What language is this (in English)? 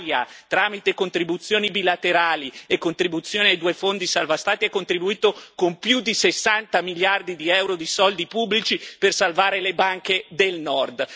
Italian